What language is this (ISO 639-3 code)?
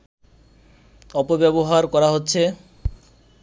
ben